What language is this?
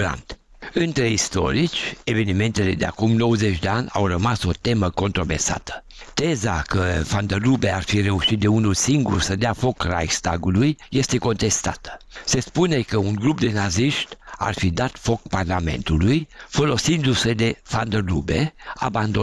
Romanian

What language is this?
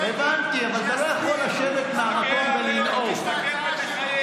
Hebrew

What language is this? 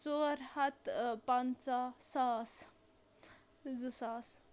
Kashmiri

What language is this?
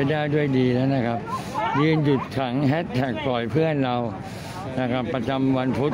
Thai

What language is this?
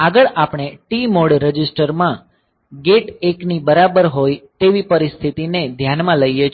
Gujarati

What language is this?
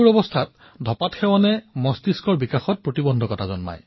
Assamese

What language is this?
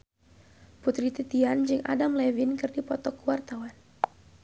Sundanese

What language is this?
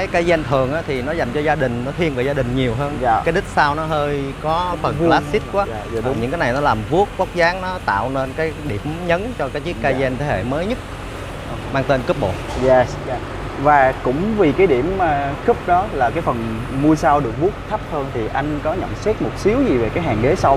Vietnamese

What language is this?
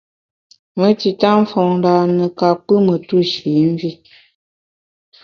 Bamun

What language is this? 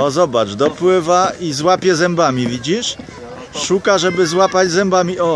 Polish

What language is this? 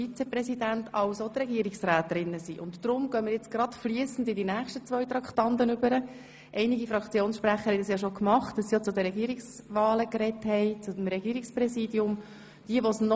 Swiss German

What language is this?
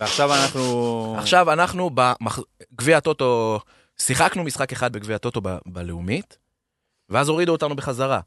Hebrew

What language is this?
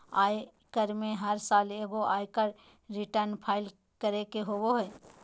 Magahi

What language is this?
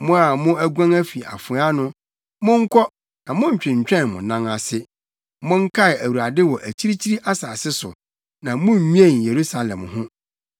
Akan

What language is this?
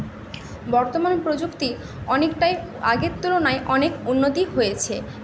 Bangla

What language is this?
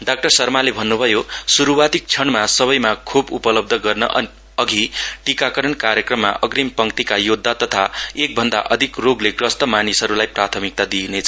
Nepali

